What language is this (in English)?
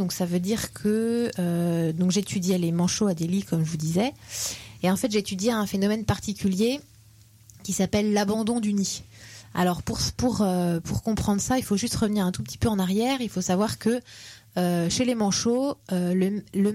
French